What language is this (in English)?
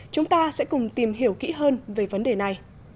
Vietnamese